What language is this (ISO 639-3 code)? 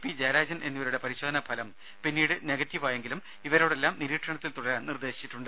mal